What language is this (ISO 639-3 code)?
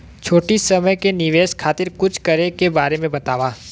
bho